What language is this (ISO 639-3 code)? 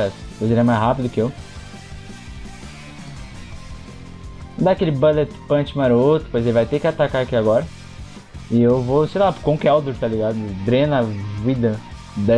por